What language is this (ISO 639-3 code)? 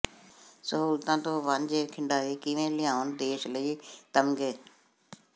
pan